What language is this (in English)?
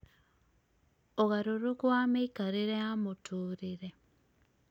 Kikuyu